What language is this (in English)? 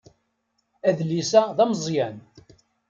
Kabyle